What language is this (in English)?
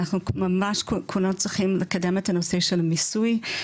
Hebrew